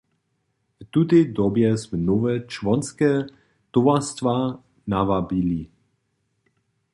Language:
Upper Sorbian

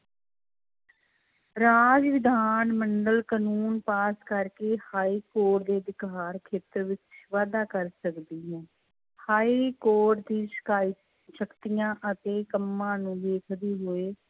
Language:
Punjabi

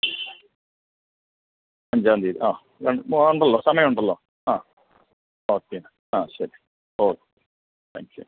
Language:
Malayalam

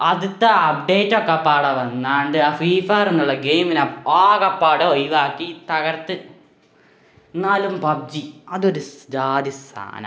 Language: Malayalam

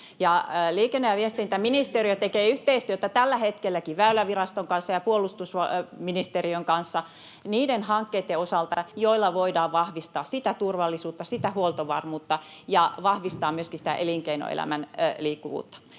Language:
Finnish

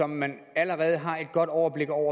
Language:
Danish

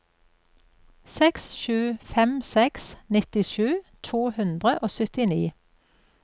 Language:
Norwegian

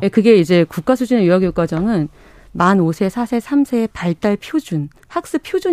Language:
Korean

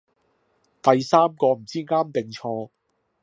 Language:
Cantonese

